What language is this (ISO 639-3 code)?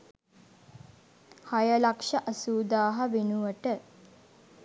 sin